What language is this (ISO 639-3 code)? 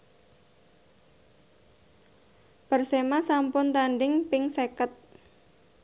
jav